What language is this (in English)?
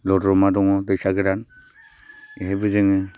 Bodo